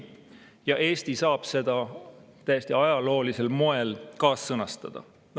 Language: Estonian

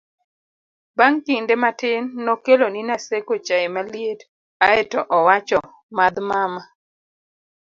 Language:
Luo (Kenya and Tanzania)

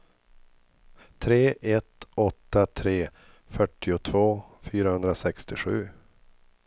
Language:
Swedish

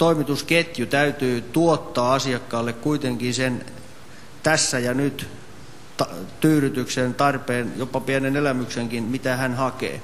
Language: Finnish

